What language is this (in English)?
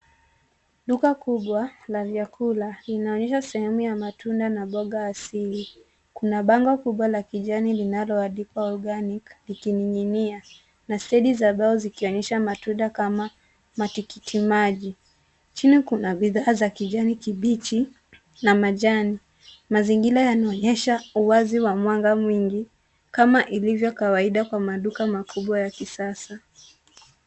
Swahili